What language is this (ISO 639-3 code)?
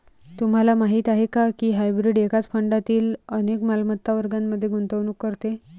mar